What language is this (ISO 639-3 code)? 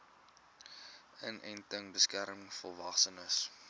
afr